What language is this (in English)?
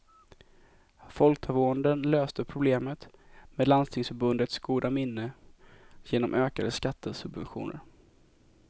Swedish